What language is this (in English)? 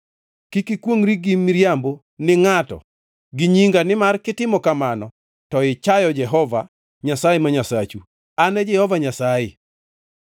Luo (Kenya and Tanzania)